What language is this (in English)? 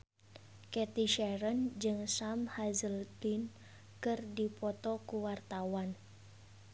Sundanese